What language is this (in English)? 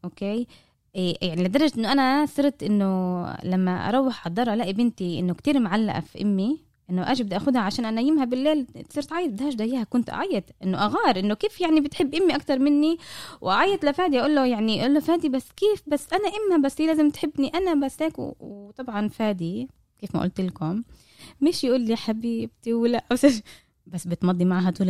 Arabic